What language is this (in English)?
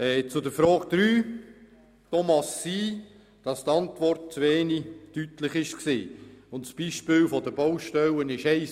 Swiss German